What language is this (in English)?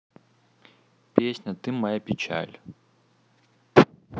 Russian